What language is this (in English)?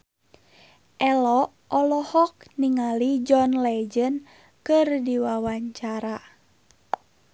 Sundanese